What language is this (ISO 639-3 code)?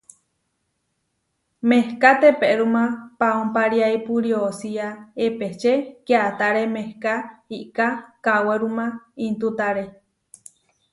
var